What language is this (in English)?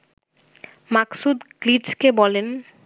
Bangla